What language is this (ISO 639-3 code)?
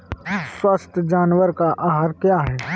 hin